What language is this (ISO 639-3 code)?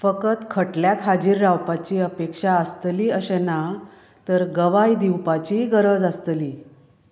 kok